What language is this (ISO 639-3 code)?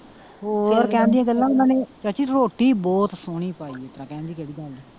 pan